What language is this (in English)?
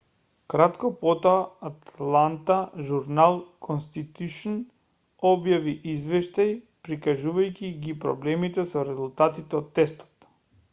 Macedonian